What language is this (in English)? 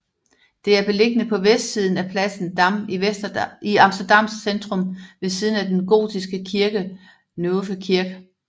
Danish